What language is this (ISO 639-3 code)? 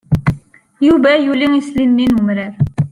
kab